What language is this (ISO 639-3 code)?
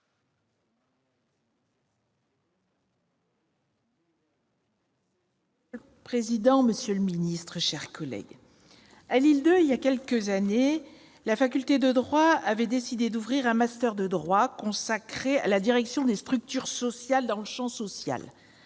fra